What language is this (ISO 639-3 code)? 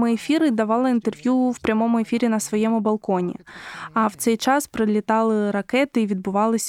ukr